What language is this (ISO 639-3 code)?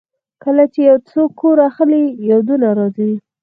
pus